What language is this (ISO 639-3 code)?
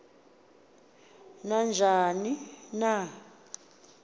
xho